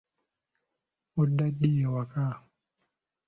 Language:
Ganda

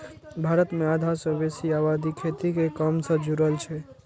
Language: Maithili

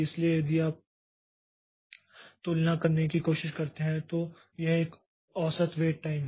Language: Hindi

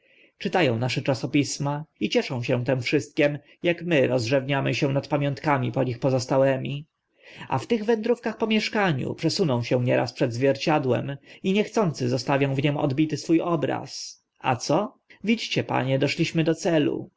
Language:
Polish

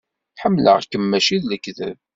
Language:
Kabyle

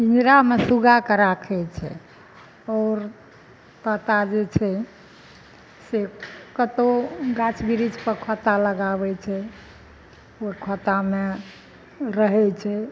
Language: Maithili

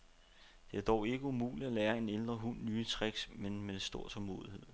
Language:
Danish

